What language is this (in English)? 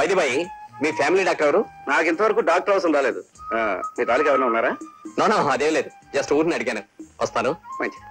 Telugu